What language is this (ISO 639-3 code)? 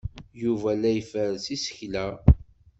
kab